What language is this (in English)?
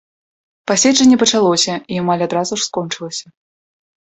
Belarusian